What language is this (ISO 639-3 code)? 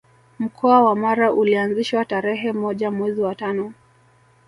swa